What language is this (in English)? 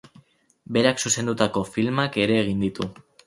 Basque